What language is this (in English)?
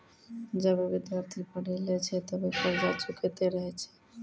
Maithili